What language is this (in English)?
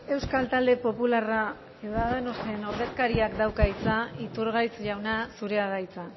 Basque